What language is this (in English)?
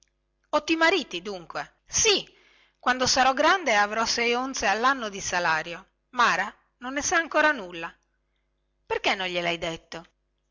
Italian